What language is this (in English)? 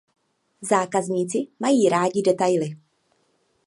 Czech